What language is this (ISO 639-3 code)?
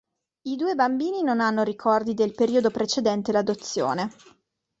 ita